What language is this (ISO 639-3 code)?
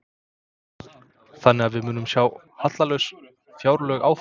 isl